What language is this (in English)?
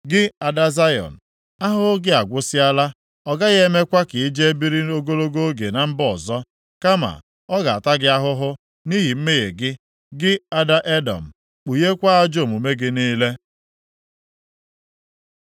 Igbo